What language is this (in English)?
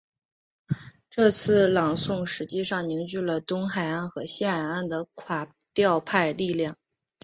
Chinese